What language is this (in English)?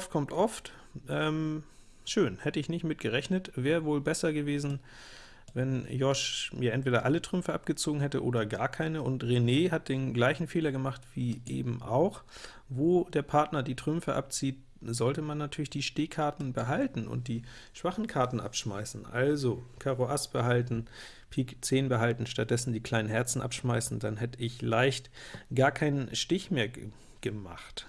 German